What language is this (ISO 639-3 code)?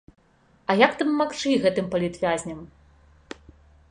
bel